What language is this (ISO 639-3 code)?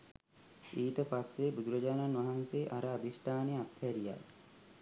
sin